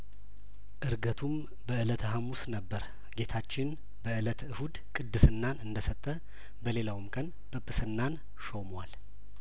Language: Amharic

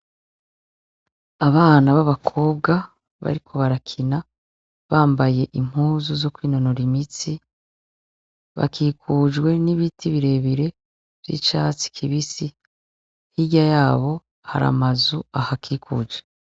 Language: Rundi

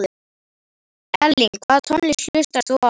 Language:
Icelandic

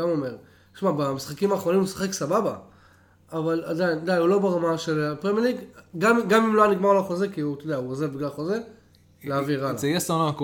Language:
Hebrew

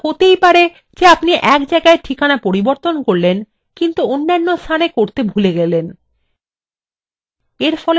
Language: Bangla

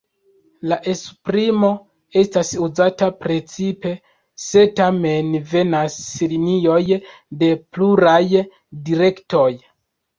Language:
Esperanto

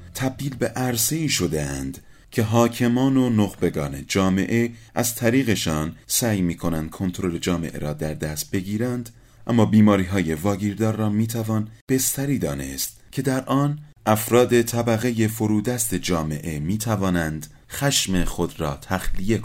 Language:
Persian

